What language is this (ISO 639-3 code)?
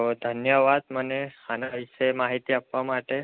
guj